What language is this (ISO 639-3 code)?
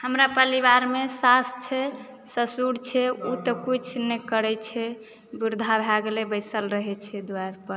mai